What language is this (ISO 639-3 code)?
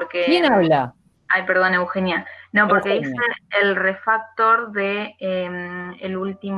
spa